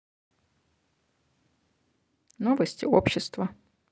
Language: Russian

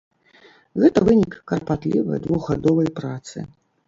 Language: Belarusian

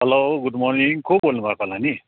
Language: Nepali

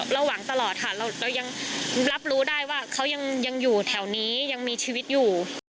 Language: Thai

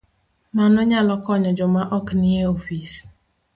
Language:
Luo (Kenya and Tanzania)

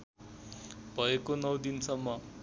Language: Nepali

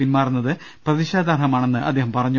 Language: Malayalam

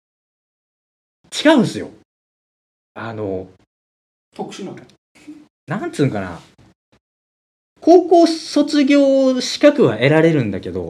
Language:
Japanese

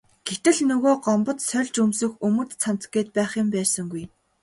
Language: Mongolian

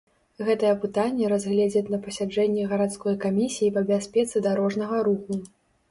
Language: Belarusian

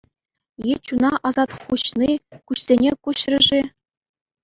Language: Chuvash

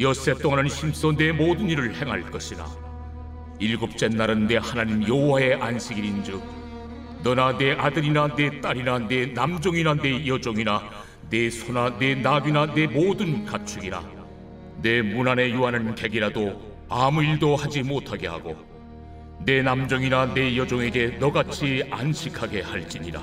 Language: Korean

